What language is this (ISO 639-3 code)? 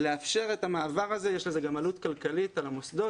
heb